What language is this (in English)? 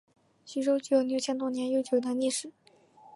Chinese